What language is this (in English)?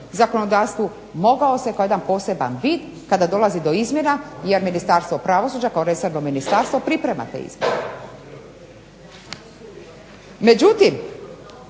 Croatian